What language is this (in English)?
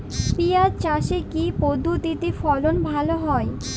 Bangla